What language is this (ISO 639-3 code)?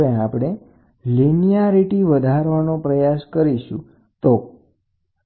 guj